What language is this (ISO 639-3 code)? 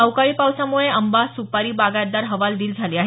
mar